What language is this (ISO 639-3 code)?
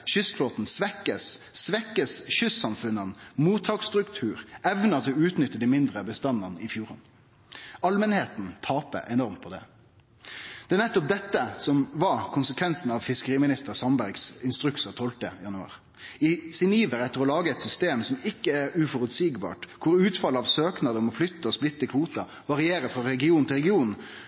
nno